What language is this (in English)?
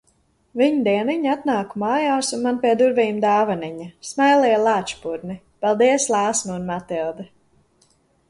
Latvian